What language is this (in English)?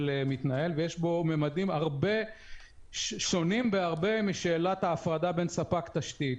Hebrew